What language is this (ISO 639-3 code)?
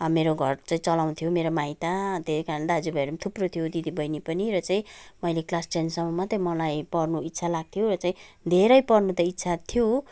nep